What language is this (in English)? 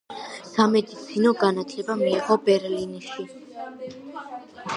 Georgian